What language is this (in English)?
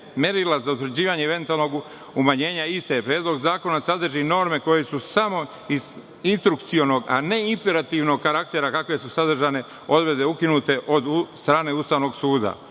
Serbian